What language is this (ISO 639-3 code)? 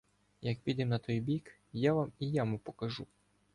ukr